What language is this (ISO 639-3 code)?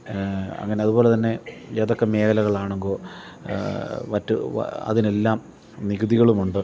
mal